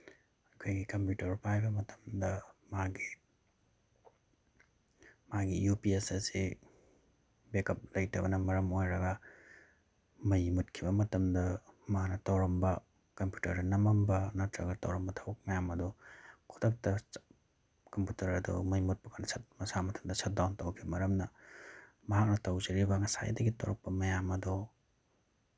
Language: Manipuri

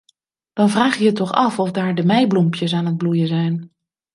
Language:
Dutch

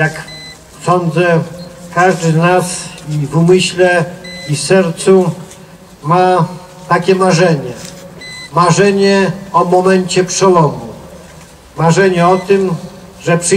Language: Polish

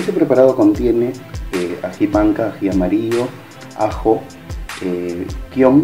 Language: Spanish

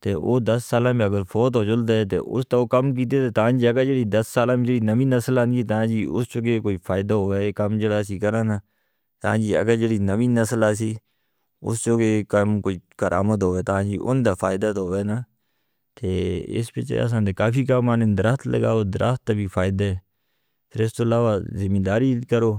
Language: Northern Hindko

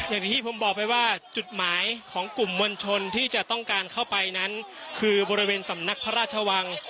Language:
Thai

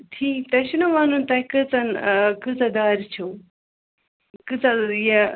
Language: Kashmiri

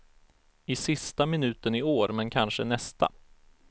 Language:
Swedish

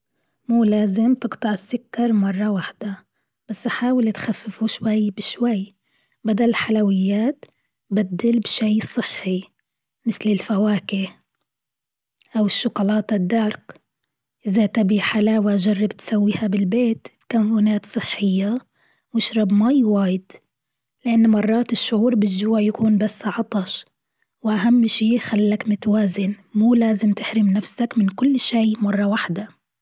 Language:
Gulf Arabic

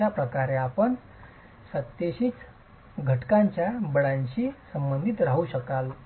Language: Marathi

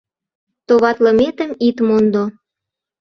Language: Mari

